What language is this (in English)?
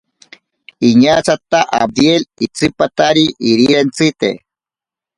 Ashéninka Perené